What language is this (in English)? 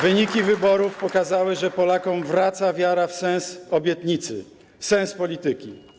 Polish